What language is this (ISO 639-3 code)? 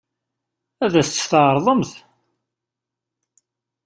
kab